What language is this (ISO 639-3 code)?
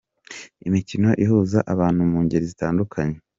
kin